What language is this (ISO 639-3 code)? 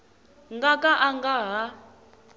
tso